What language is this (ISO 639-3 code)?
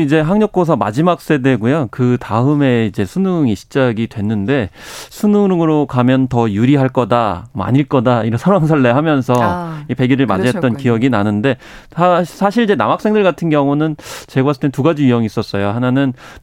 kor